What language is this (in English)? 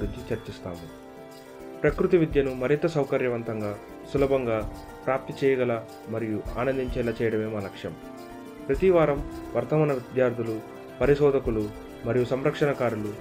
Telugu